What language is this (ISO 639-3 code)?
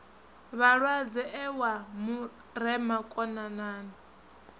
ven